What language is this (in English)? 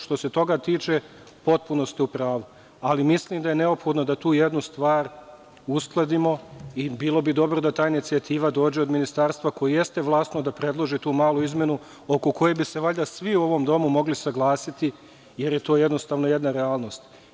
Serbian